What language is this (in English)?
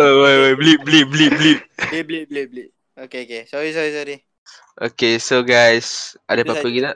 Malay